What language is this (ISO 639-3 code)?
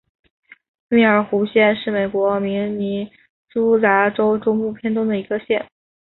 zho